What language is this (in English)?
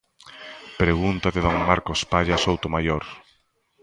Galician